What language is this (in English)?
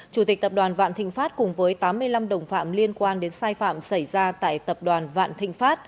Vietnamese